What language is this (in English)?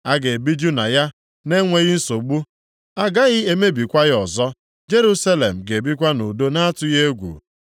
Igbo